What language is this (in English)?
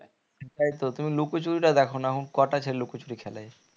Bangla